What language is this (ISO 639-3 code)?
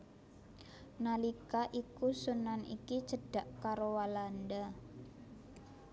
jav